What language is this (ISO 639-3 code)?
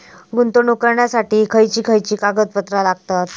mar